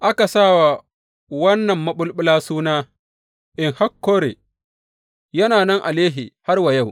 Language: Hausa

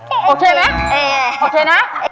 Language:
Thai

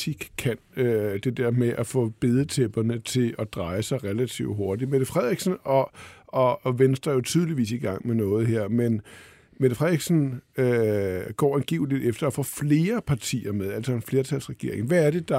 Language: Danish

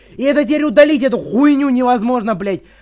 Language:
Russian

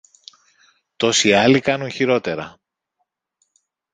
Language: Greek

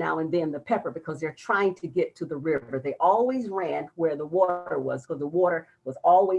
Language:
English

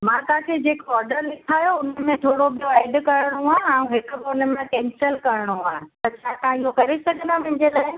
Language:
Sindhi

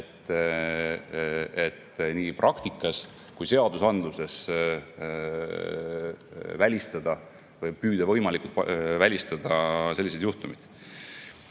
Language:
Estonian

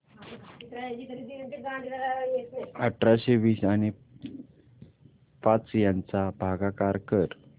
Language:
Marathi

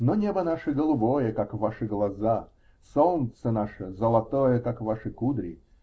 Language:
Russian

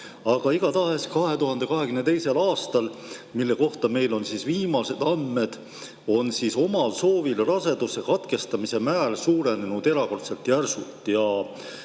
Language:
Estonian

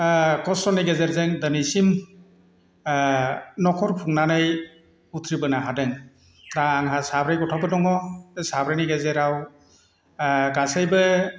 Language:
Bodo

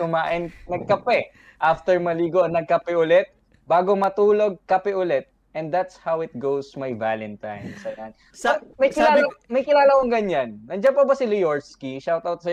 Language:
Filipino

